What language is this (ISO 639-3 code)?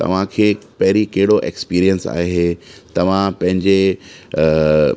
snd